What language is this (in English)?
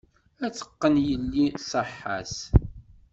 Kabyle